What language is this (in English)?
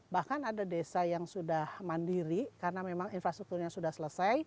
Indonesian